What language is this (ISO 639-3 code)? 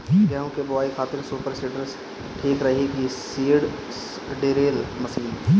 bho